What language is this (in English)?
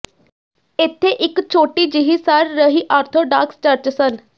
Punjabi